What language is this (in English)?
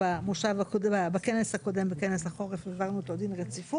Hebrew